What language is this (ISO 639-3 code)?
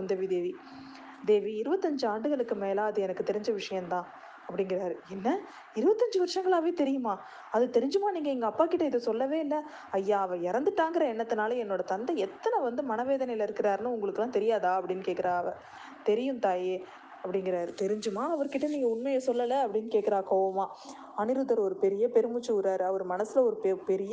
tam